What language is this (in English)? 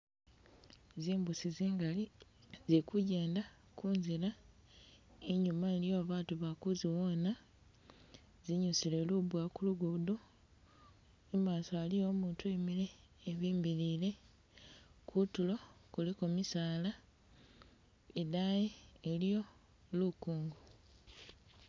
Masaaba